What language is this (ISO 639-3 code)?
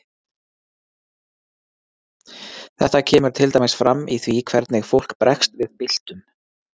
isl